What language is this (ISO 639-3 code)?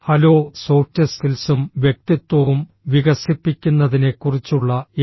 mal